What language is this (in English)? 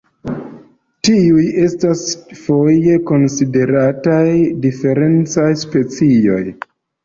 Esperanto